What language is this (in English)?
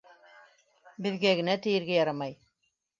Bashkir